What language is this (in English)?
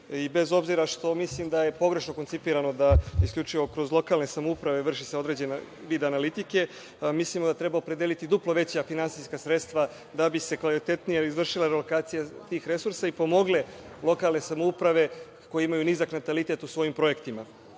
Serbian